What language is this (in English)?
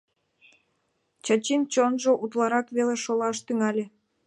Mari